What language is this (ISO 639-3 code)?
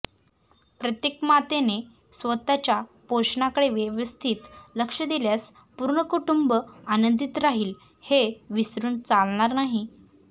mar